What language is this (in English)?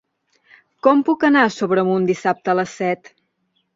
Catalan